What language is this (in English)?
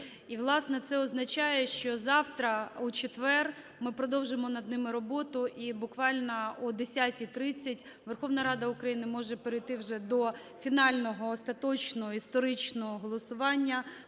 Ukrainian